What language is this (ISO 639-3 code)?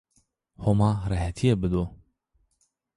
zza